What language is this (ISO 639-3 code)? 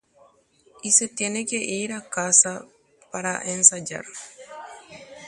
grn